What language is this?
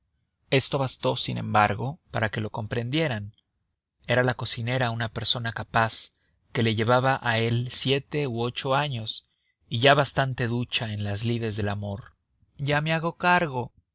Spanish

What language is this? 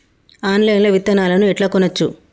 Telugu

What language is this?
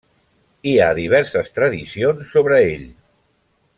Catalan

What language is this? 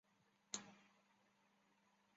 Chinese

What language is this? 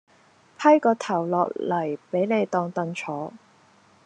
Cantonese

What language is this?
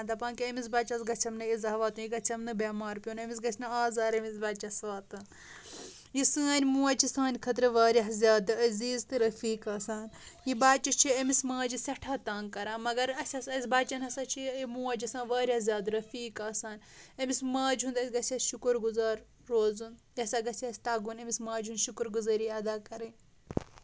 Kashmiri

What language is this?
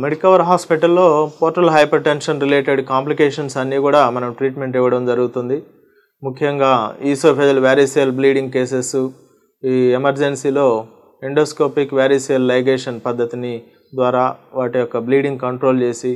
Telugu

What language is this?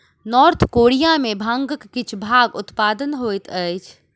Maithili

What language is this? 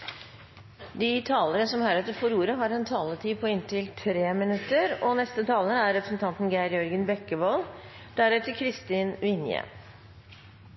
Norwegian Bokmål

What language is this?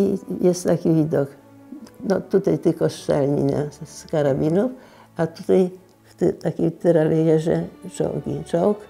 Polish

